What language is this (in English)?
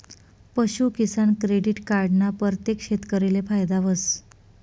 Marathi